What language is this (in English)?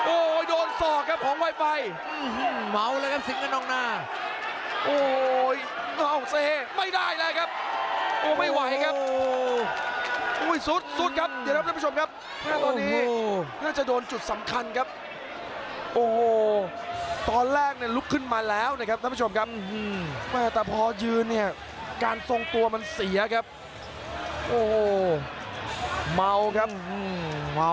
Thai